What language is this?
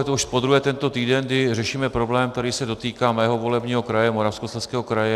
Czech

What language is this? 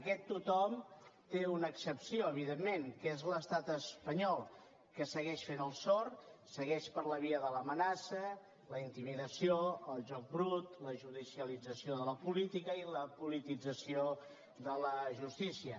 Catalan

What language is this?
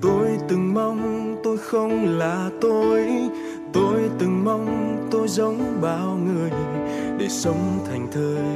Vietnamese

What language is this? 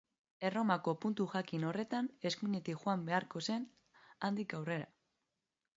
Basque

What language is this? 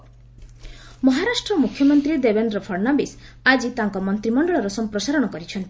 Odia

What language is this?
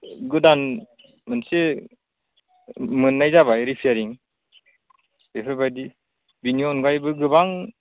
Bodo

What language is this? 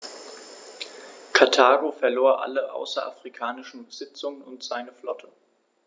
German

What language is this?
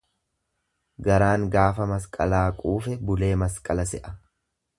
Oromo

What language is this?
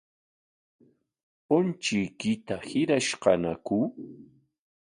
Corongo Ancash Quechua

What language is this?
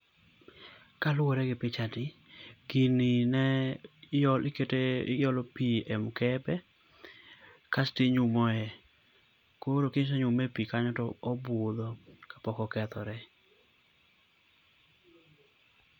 Luo (Kenya and Tanzania)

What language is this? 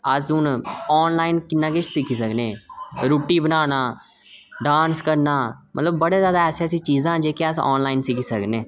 Dogri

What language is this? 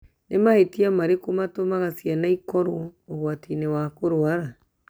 Kikuyu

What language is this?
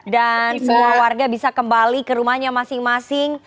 Indonesian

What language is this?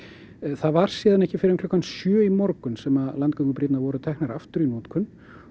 Icelandic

